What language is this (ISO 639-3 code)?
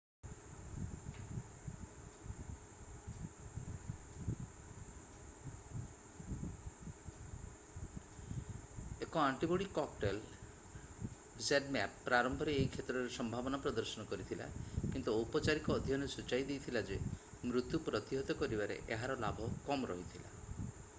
ori